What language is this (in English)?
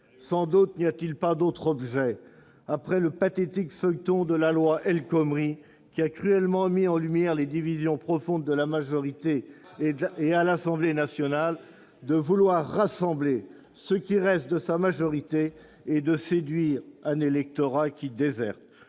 French